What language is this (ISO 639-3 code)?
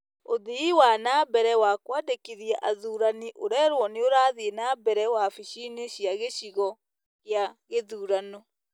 kik